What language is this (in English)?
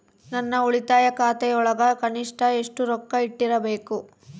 Kannada